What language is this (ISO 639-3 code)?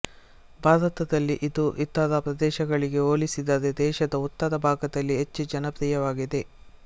kan